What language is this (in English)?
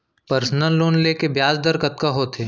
Chhattisgarhi